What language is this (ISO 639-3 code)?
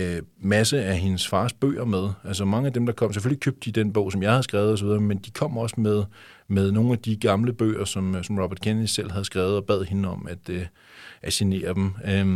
dan